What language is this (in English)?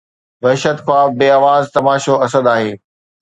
Sindhi